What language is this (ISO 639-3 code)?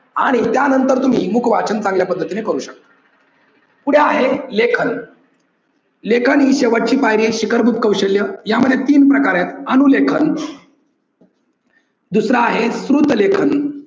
mar